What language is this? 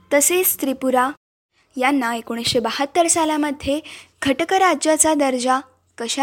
Marathi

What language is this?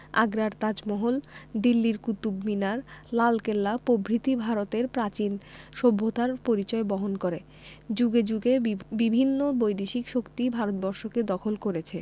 Bangla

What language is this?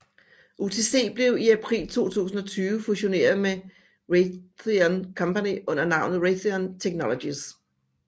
Danish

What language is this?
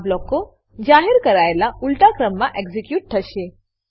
Gujarati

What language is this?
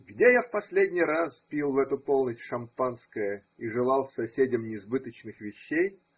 Russian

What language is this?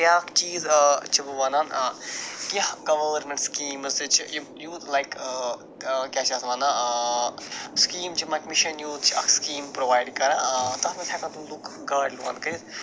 Kashmiri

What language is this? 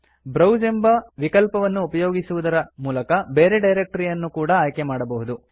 Kannada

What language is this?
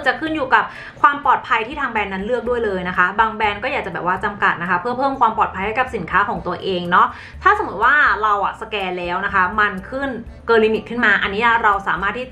Thai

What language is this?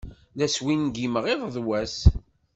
Kabyle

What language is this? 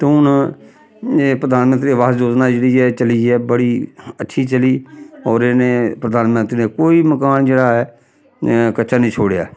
Dogri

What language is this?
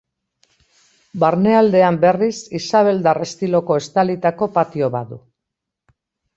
Basque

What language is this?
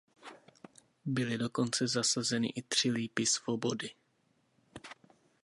Czech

